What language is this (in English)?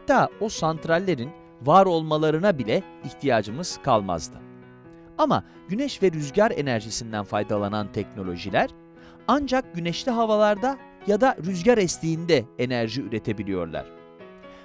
Turkish